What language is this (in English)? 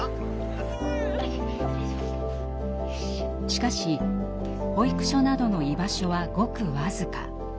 Japanese